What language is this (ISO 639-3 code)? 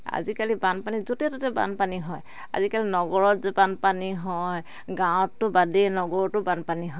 asm